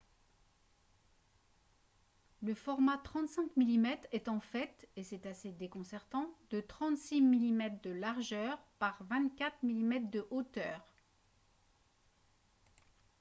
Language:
French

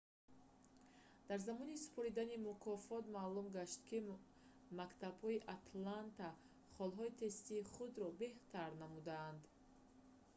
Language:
Tajik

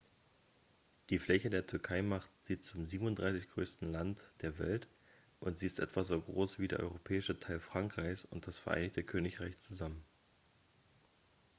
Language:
German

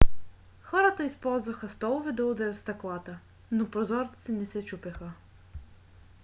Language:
Bulgarian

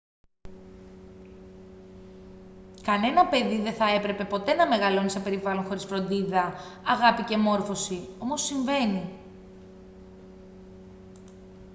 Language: Greek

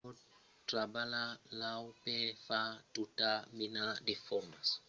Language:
Occitan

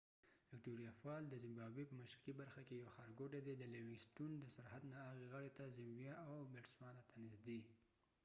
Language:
Pashto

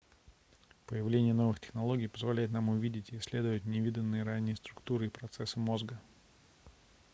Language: Russian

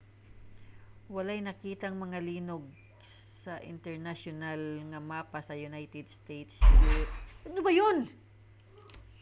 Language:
Cebuano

